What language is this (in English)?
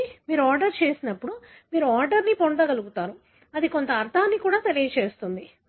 Telugu